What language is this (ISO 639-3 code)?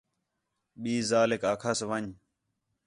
xhe